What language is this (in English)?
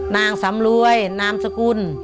Thai